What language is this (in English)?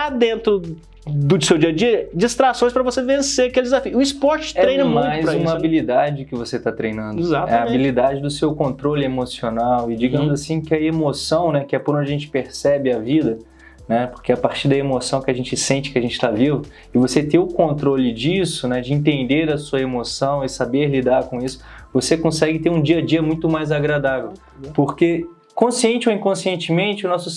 Portuguese